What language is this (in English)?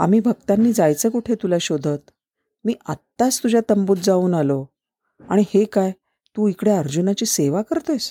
Marathi